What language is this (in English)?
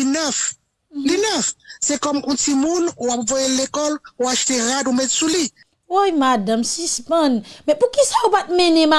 French